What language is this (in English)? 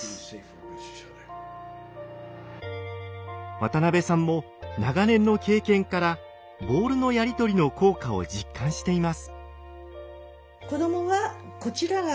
Japanese